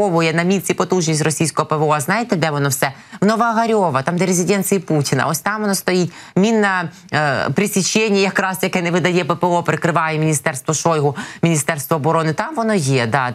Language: Ukrainian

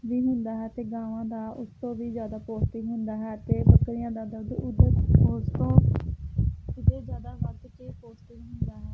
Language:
Punjabi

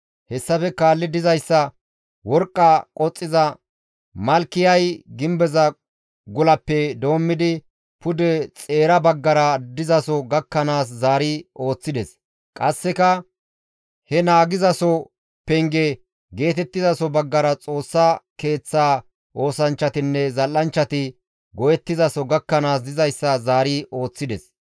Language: Gamo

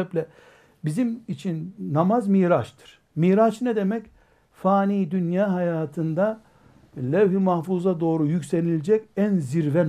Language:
Turkish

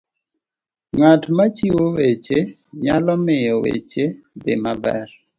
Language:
Luo (Kenya and Tanzania)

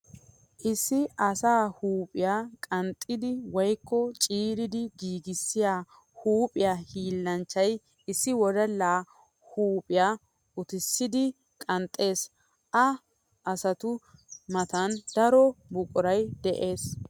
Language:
Wolaytta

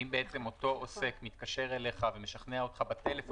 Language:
Hebrew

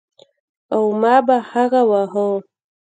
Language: Pashto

